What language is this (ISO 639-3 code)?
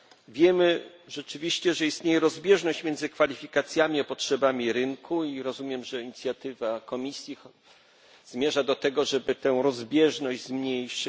pol